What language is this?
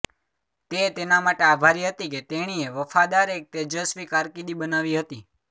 Gujarati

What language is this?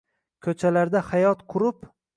Uzbek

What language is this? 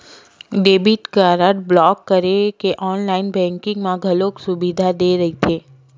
Chhattisgarhi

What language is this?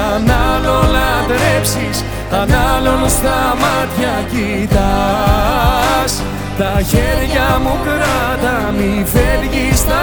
Greek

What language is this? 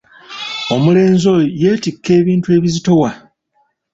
Ganda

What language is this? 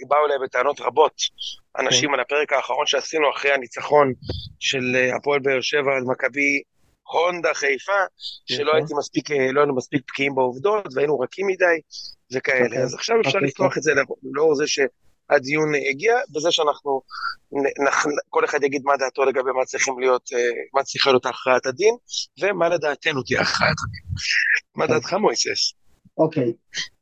Hebrew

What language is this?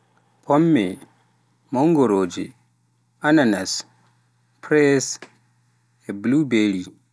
Pular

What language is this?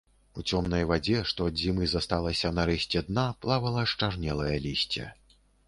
Belarusian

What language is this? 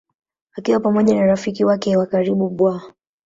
Swahili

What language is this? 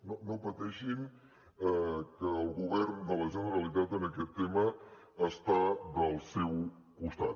Catalan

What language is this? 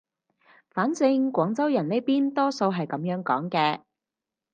Cantonese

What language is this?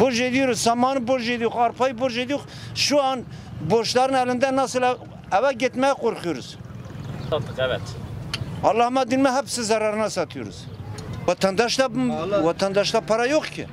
Turkish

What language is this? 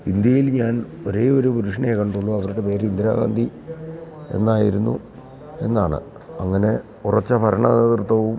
Malayalam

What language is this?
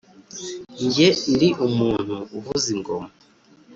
Kinyarwanda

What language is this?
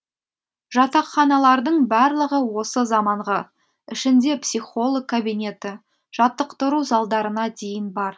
Kazakh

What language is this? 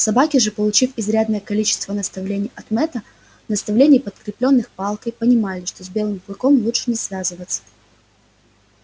Russian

